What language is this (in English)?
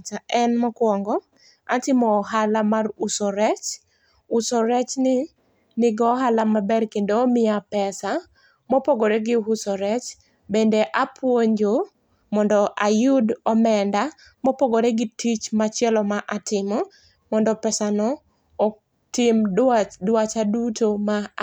Luo (Kenya and Tanzania)